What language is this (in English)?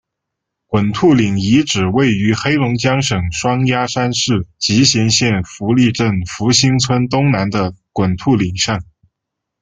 Chinese